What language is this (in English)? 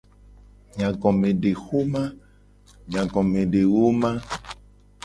Gen